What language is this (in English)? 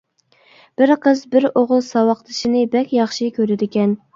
Uyghur